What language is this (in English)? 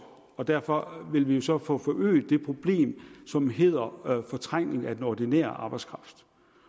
Danish